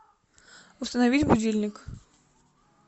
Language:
Russian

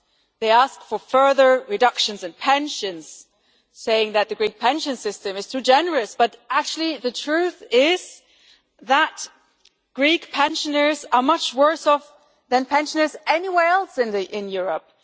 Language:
English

